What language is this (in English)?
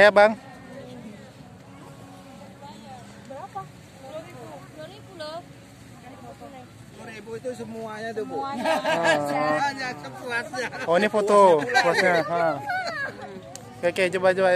Indonesian